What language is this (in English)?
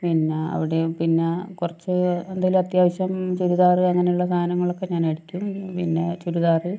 Malayalam